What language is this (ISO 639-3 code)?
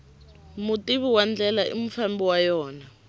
tso